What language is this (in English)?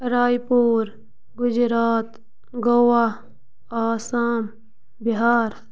Kashmiri